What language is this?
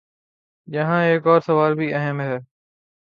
Urdu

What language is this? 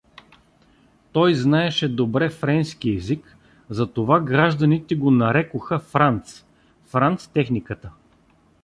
Bulgarian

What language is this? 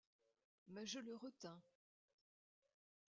French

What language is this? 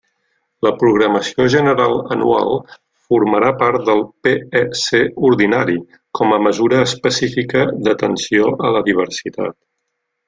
Catalan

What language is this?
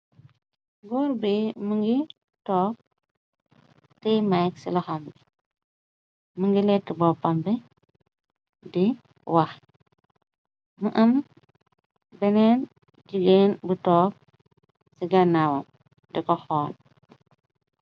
Wolof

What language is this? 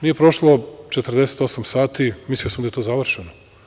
Serbian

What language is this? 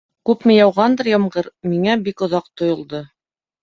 Bashkir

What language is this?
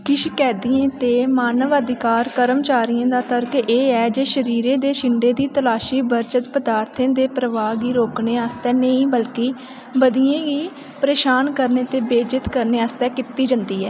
Dogri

